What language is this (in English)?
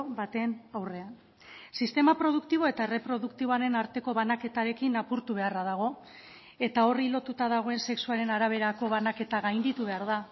Basque